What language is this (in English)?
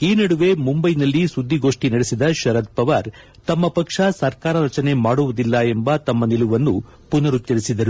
Kannada